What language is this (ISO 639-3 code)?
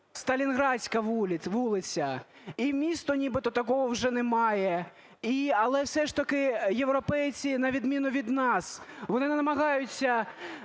ukr